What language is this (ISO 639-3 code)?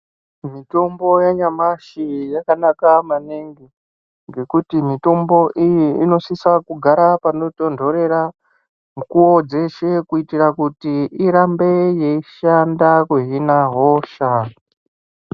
ndc